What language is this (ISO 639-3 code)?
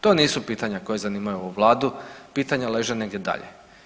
hrv